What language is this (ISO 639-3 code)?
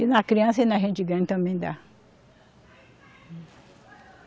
por